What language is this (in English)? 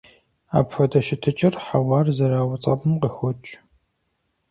Kabardian